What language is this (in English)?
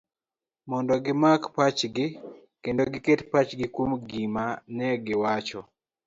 Luo (Kenya and Tanzania)